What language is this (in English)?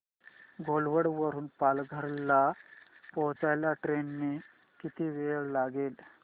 Marathi